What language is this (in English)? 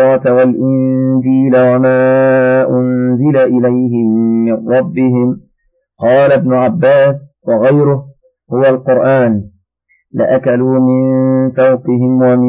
Arabic